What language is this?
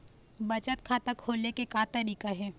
Chhattisgarhi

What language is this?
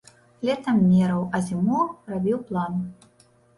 Belarusian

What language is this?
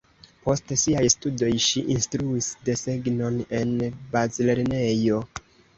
Esperanto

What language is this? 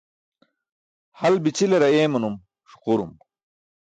Burushaski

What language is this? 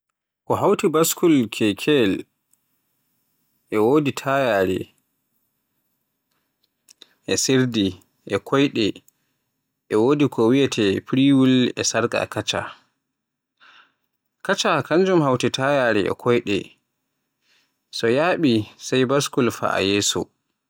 Borgu Fulfulde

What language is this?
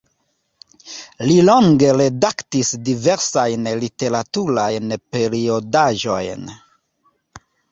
Esperanto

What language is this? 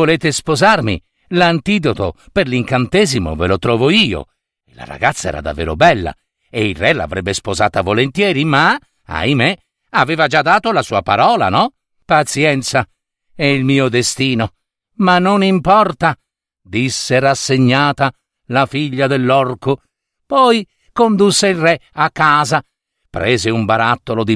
Italian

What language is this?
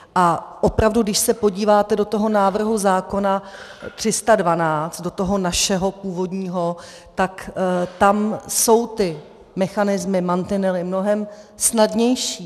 Czech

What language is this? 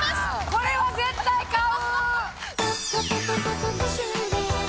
Japanese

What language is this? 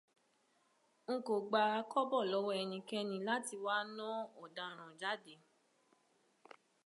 Yoruba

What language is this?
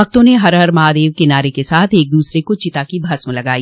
Hindi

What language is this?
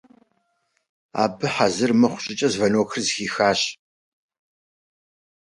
Russian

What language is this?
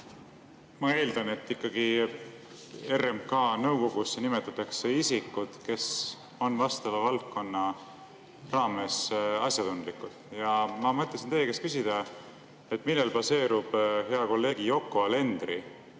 Estonian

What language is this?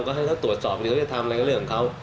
Thai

